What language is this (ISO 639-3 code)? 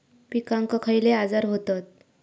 mar